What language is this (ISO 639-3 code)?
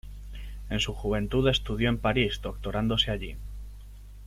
spa